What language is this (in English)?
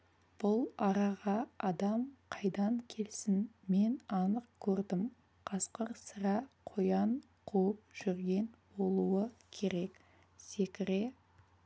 Kazakh